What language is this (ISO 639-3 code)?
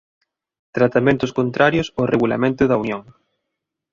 glg